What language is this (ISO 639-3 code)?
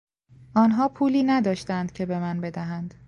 fas